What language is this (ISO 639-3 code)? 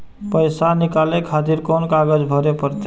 mai